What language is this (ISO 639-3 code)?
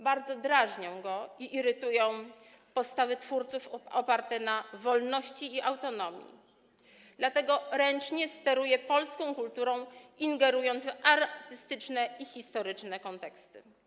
pol